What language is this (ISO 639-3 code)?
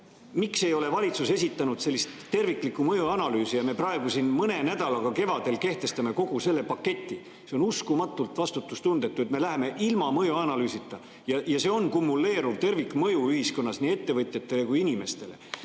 est